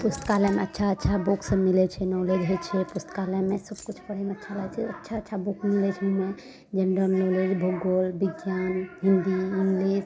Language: Maithili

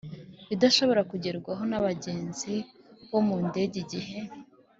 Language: Kinyarwanda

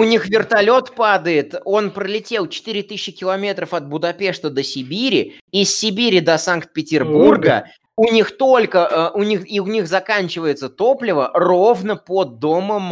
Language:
Russian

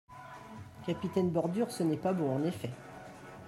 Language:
French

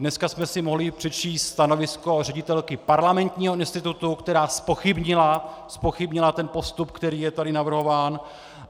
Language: Czech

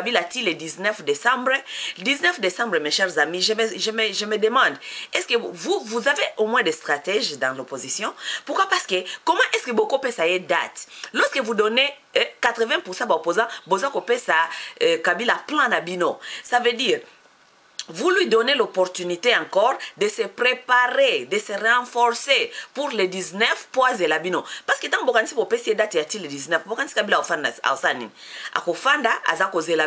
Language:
French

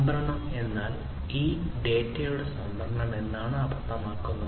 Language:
Malayalam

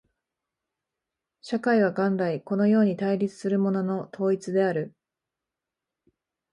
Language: Japanese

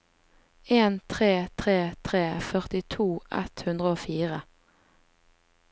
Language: Norwegian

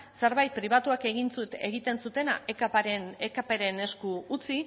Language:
Basque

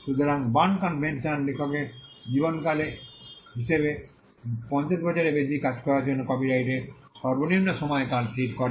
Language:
Bangla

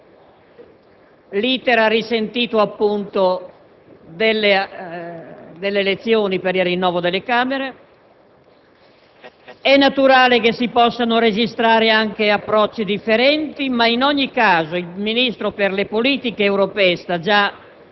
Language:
Italian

